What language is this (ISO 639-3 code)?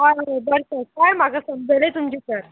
kok